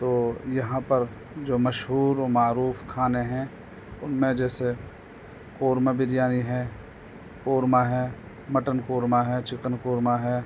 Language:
Urdu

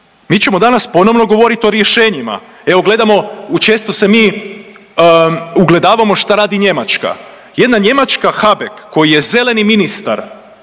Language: Croatian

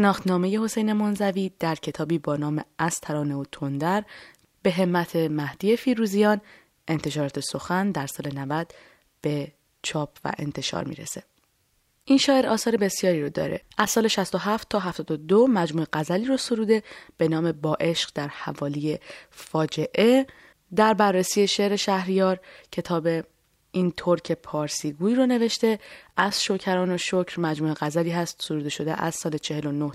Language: Persian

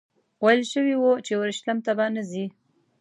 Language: Pashto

